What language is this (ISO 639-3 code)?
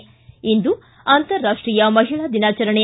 kan